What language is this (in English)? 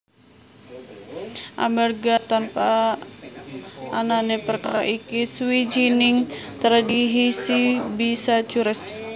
Javanese